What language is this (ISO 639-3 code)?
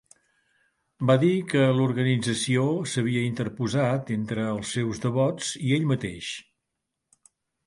cat